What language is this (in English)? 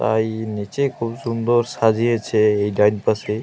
Bangla